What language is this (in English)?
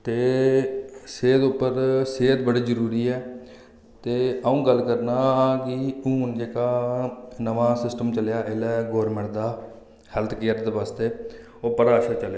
Dogri